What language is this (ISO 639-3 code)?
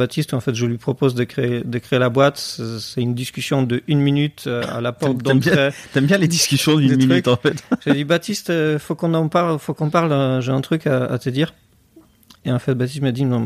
fra